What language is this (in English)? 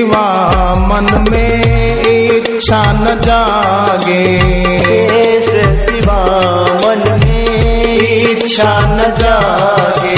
Hindi